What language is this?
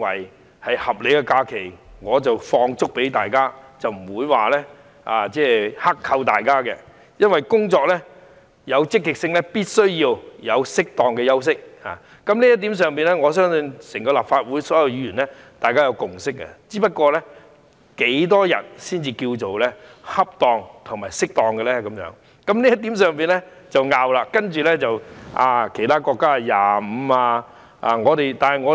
Cantonese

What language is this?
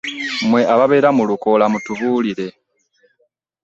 Ganda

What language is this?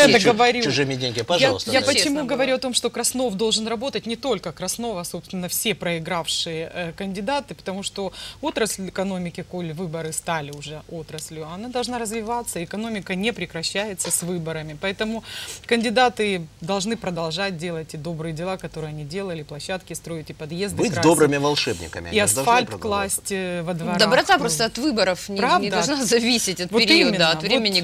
Russian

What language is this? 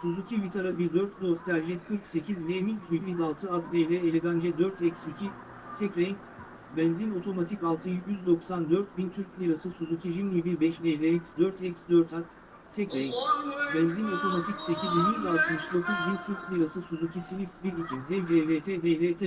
Turkish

